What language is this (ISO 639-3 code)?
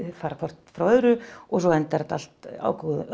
isl